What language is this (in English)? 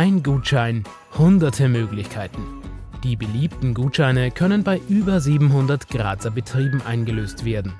German